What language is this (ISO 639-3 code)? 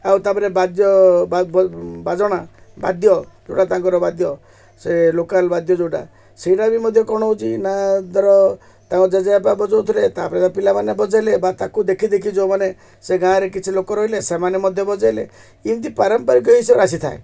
ori